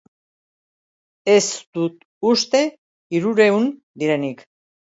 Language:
Basque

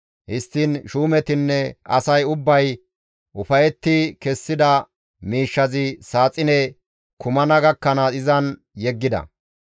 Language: Gamo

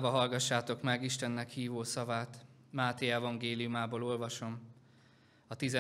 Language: Hungarian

